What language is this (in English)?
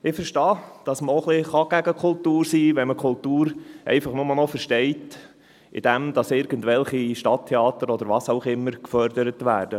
Swiss German